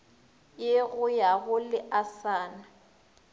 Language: Northern Sotho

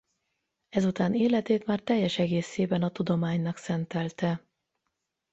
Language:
Hungarian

